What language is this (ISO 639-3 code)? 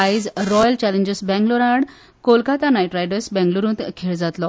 kok